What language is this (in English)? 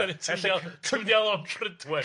Welsh